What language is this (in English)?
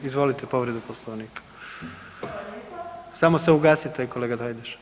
Croatian